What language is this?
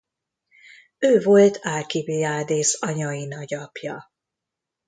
Hungarian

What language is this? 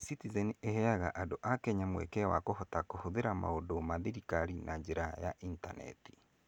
Kikuyu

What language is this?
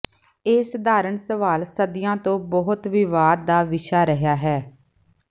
Punjabi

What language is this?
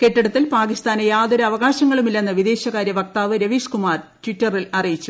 Malayalam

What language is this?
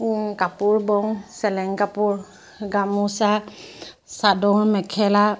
Assamese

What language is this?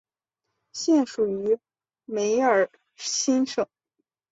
Chinese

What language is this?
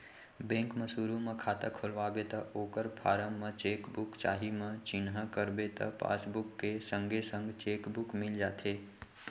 Chhattisgarhi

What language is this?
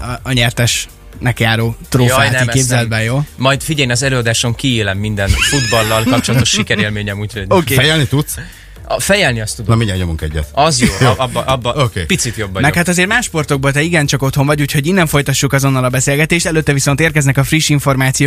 Hungarian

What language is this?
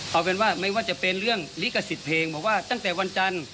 Thai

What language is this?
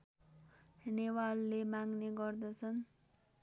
Nepali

